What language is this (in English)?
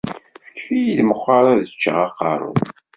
Kabyle